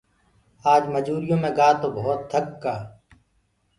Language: Gurgula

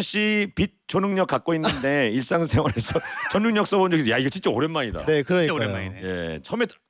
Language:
Korean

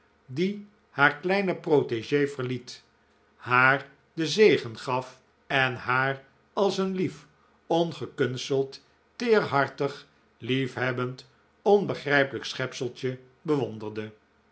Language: Dutch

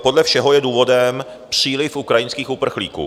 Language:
Czech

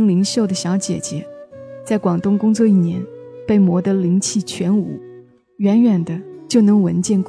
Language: Chinese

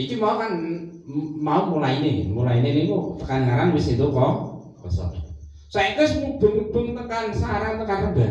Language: Indonesian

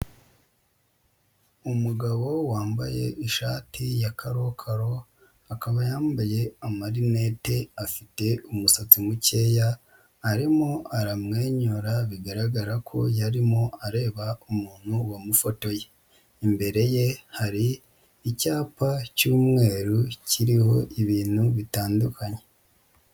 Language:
Kinyarwanda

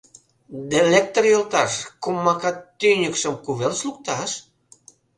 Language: Mari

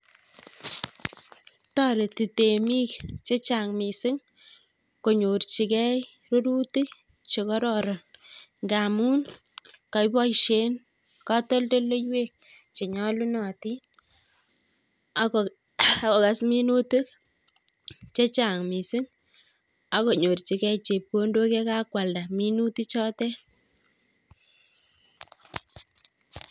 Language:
Kalenjin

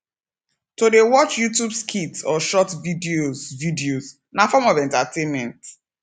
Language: Nigerian Pidgin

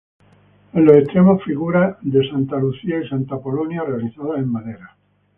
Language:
Spanish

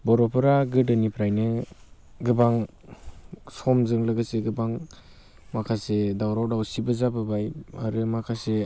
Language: Bodo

